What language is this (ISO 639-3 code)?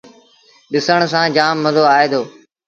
sbn